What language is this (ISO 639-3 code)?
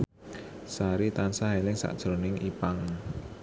jav